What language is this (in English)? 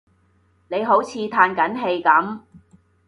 Cantonese